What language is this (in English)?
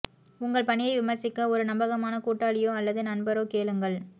Tamil